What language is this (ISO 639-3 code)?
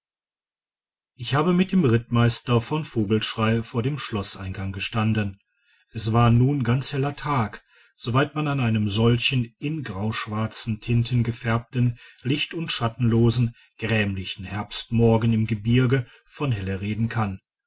deu